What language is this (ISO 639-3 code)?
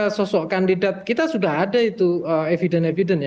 ind